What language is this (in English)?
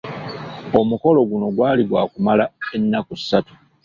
Ganda